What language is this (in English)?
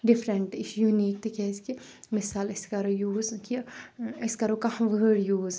Kashmiri